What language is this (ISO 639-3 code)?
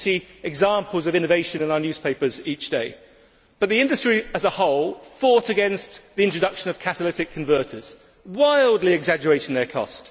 eng